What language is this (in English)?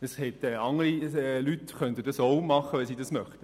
Swiss German